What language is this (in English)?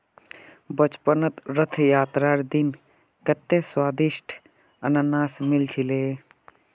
Magahi